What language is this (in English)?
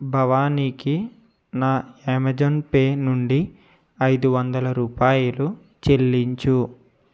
Telugu